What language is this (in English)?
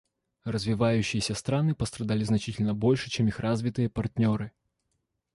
Russian